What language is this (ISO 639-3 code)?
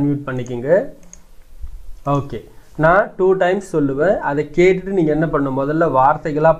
tha